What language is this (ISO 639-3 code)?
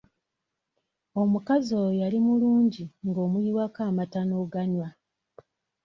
lug